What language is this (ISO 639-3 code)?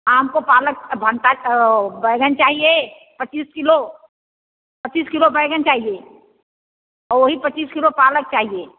hin